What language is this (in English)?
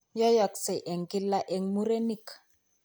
Kalenjin